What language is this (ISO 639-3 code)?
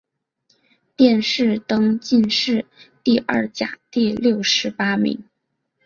zho